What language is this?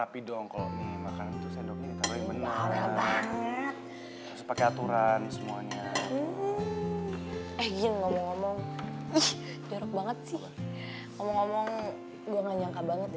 Indonesian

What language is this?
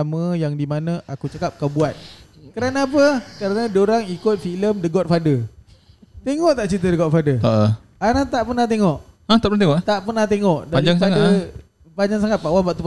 Malay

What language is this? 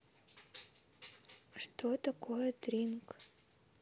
Russian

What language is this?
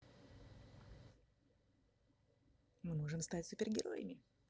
Russian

